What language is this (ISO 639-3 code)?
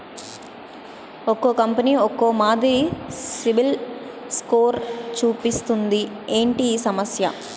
tel